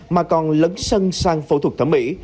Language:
Vietnamese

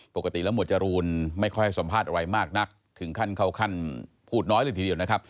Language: Thai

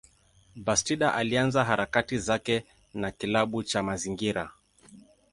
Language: Swahili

